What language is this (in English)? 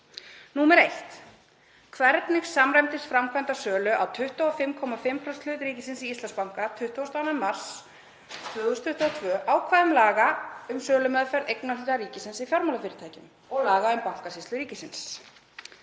Icelandic